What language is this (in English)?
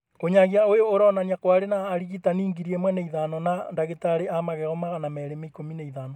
Kikuyu